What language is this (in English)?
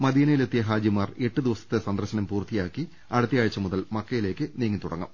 Malayalam